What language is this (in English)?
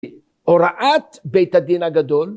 Hebrew